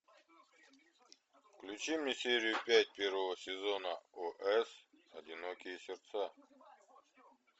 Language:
Russian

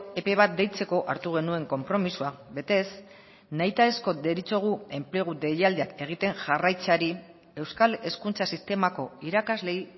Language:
Basque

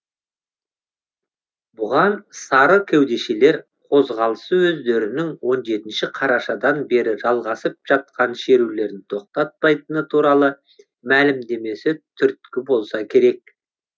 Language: Kazakh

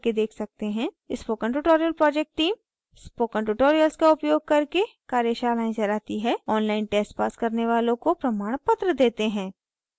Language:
Hindi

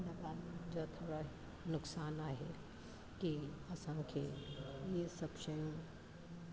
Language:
Sindhi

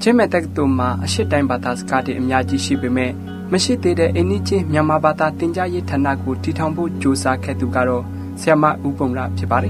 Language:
Thai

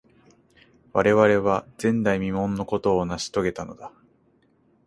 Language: Japanese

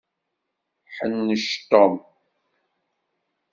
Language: Kabyle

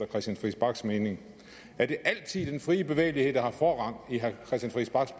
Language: Danish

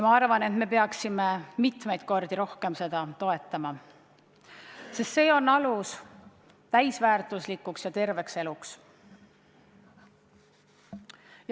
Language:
Estonian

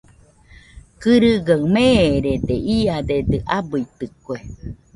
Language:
Nüpode Huitoto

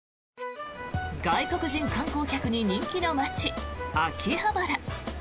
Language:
Japanese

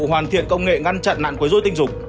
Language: Vietnamese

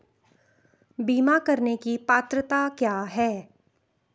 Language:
Hindi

